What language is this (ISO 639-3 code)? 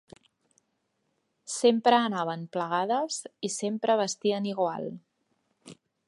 cat